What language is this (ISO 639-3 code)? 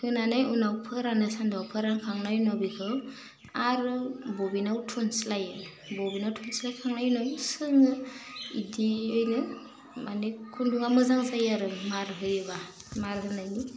brx